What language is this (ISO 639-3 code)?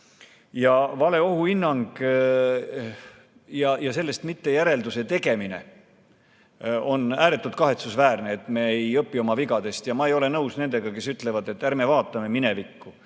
est